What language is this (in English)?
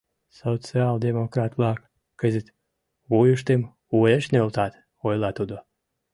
Mari